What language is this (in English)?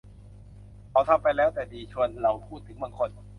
Thai